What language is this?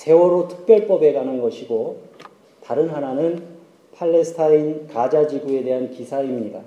Korean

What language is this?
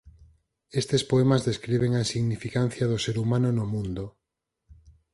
Galician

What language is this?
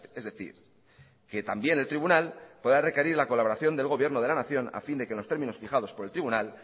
Spanish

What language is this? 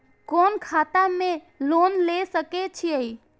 Maithili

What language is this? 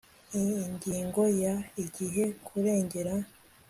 Kinyarwanda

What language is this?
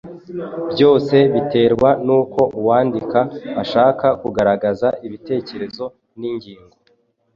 Kinyarwanda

